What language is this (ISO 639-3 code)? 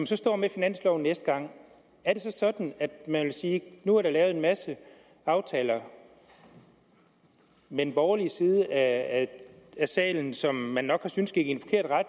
dan